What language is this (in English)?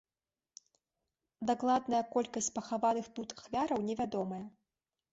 Belarusian